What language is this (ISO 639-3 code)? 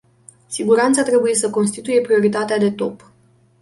ron